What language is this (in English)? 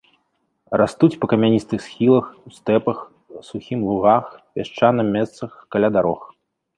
Belarusian